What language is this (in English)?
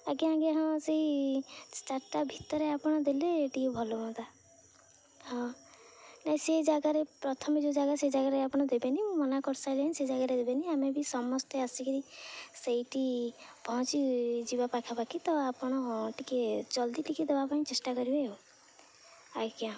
Odia